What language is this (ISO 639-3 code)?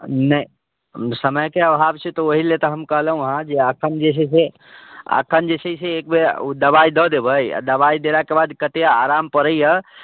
mai